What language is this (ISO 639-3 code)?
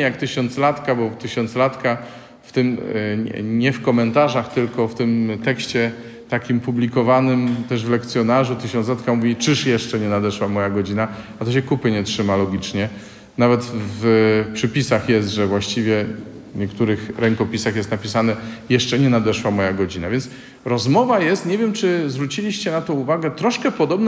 pol